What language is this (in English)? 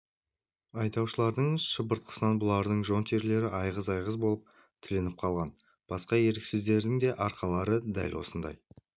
Kazakh